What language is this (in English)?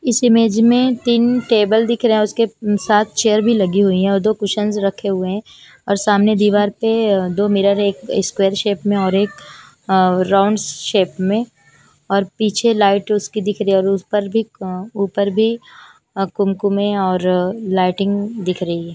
Hindi